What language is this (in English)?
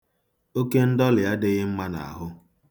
Igbo